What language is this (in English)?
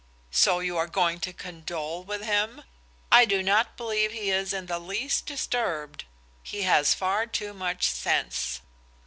English